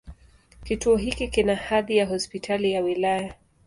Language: Swahili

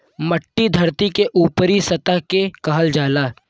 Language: Bhojpuri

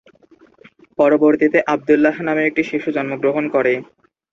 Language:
Bangla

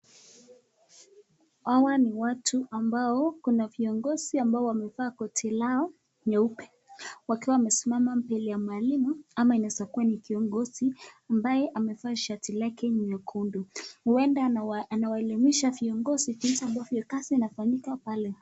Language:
Swahili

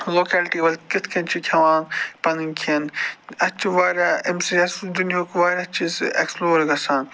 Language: Kashmiri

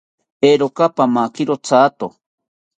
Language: South Ucayali Ashéninka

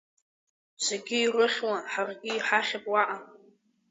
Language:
Abkhazian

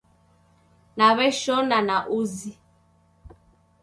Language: Taita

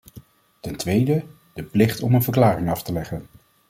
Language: Dutch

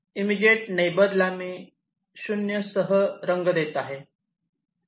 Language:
Marathi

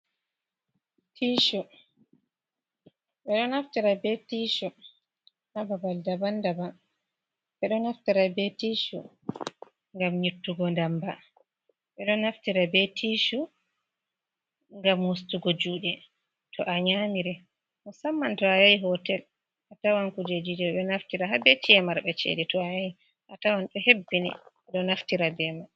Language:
Fula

